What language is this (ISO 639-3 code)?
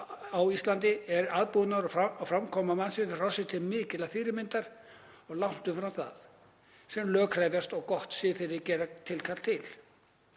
isl